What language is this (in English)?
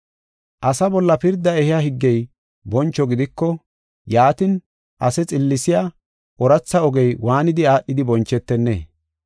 Gofa